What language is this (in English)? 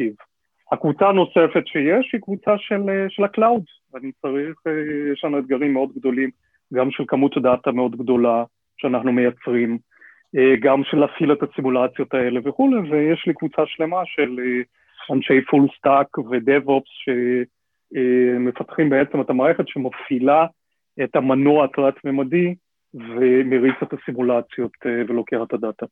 Hebrew